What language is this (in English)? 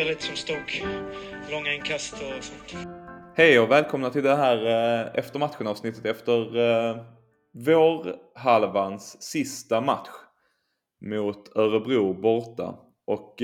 Swedish